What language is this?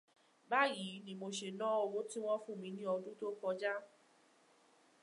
Yoruba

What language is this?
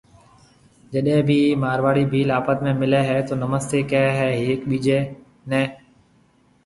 Marwari (Pakistan)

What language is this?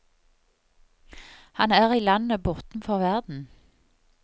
Norwegian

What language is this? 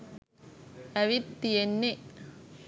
Sinhala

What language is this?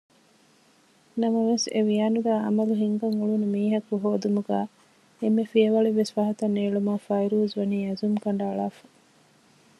Divehi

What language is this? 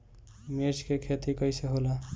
Bhojpuri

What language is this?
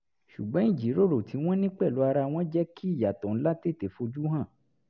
Yoruba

